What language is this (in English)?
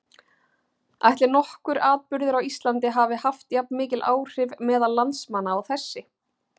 Icelandic